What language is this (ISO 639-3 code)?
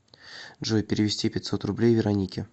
rus